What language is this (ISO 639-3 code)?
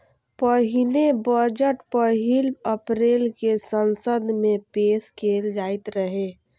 mai